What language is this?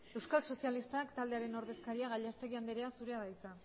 Basque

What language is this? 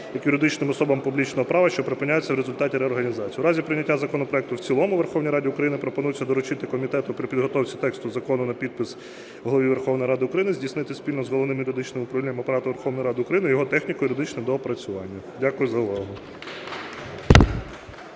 Ukrainian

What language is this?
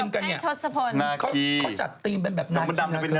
Thai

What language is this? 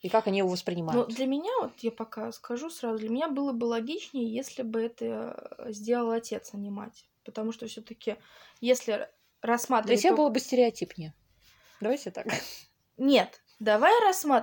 Russian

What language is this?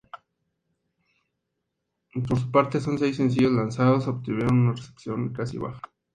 Spanish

